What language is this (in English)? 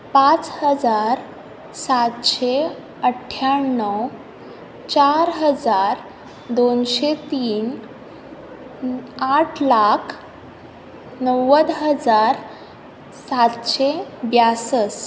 Konkani